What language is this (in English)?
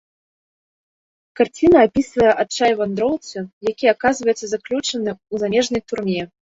Belarusian